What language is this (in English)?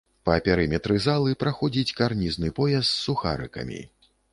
Belarusian